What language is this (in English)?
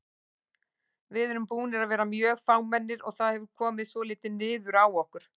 Icelandic